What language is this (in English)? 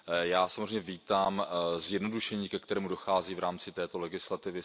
Czech